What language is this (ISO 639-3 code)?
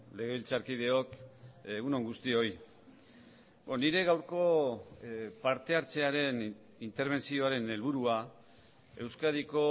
eus